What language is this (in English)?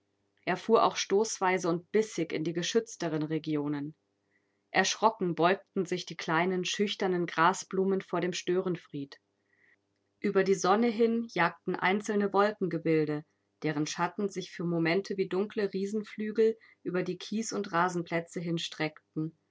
German